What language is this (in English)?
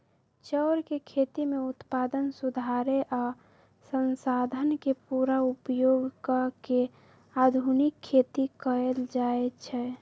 Magahi